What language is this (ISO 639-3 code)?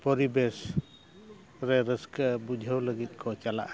sat